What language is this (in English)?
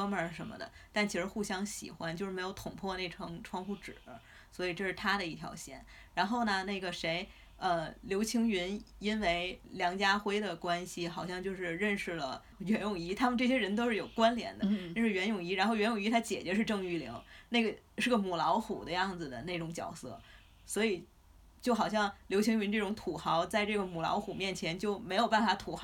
Chinese